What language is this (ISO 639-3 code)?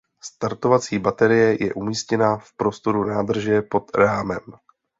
ces